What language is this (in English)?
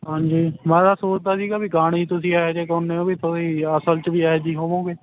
Punjabi